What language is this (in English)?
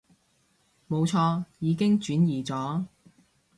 Cantonese